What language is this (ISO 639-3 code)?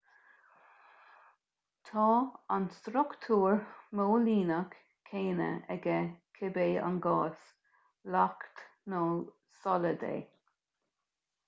gle